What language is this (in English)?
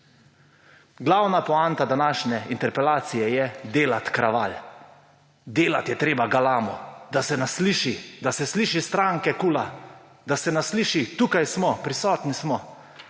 Slovenian